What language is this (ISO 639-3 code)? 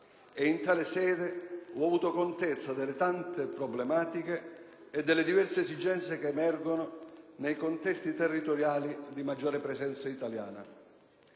ita